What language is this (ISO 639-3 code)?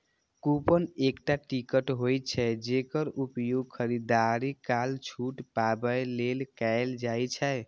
mai